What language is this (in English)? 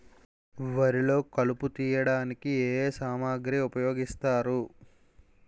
Telugu